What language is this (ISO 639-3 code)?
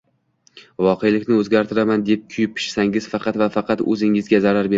uzb